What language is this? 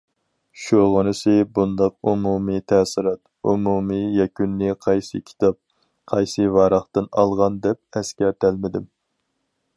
Uyghur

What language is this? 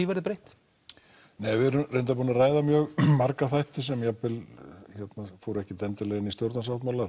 Icelandic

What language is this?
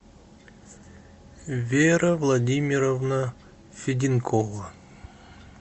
Russian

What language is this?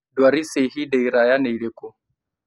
Kikuyu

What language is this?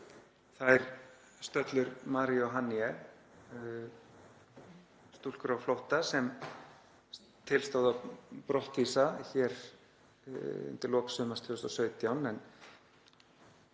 Icelandic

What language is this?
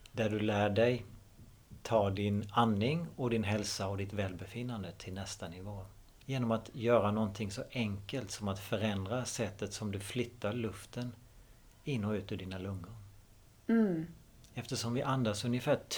Swedish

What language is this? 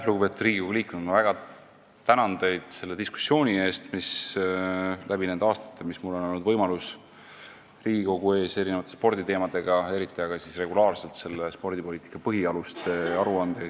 Estonian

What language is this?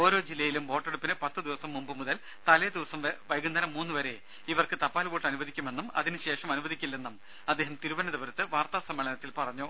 Malayalam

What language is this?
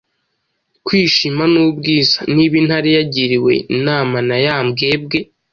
Kinyarwanda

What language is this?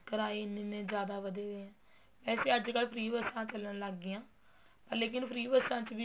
Punjabi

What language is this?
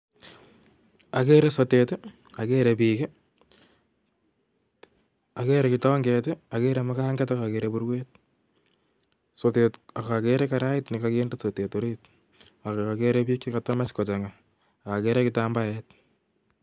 Kalenjin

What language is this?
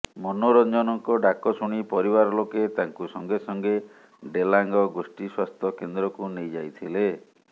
Odia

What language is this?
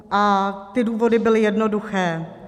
Czech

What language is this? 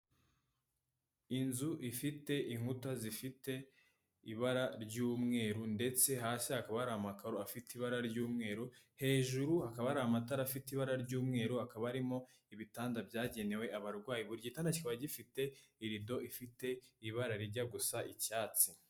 Kinyarwanda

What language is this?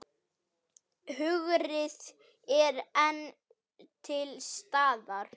Icelandic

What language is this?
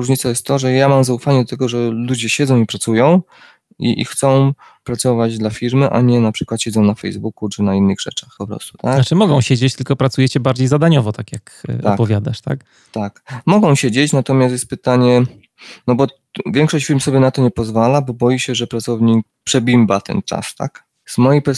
Polish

